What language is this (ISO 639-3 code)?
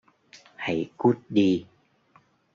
vie